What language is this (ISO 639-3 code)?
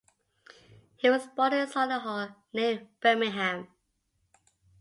eng